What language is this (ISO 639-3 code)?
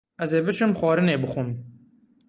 kur